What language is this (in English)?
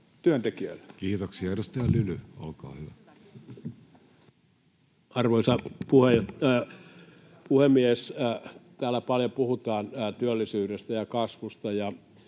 Finnish